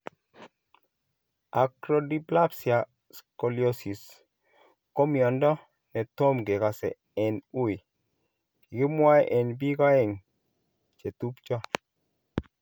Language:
Kalenjin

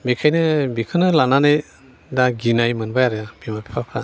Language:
Bodo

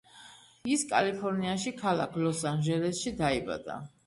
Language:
Georgian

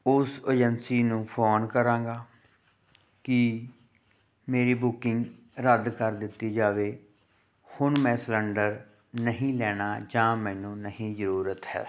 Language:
Punjabi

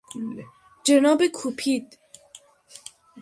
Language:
Persian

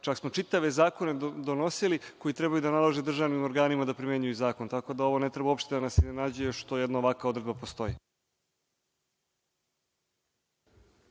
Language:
Serbian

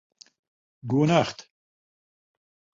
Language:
Western Frisian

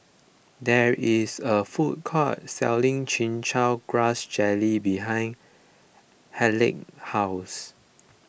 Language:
English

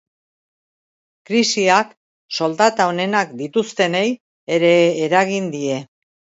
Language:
Basque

